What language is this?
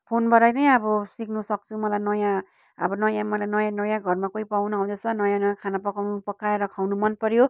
Nepali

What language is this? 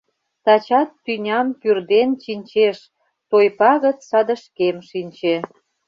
Mari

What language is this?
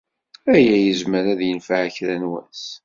Kabyle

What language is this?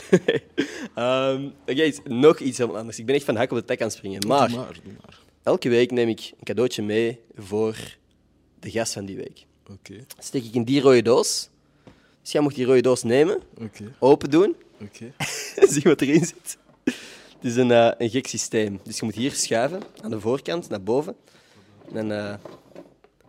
Dutch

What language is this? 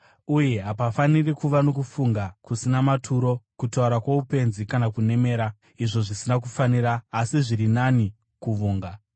Shona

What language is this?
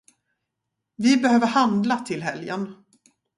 Swedish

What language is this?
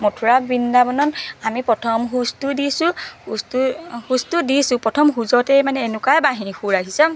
Assamese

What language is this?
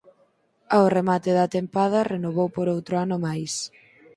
Galician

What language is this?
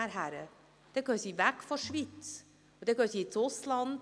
Swiss German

